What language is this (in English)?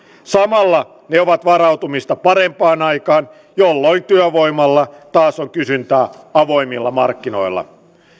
Finnish